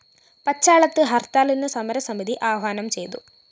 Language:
Malayalam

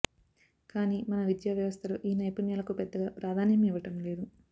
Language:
Telugu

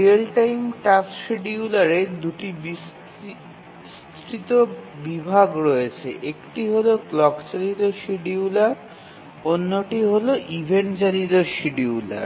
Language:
Bangla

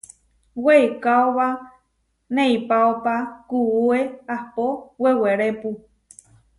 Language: Huarijio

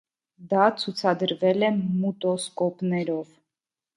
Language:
Armenian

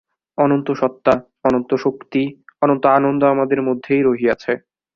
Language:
Bangla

